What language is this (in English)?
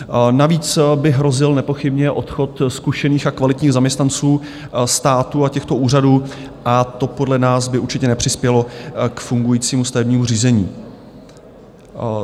Czech